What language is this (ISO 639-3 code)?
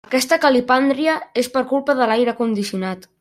cat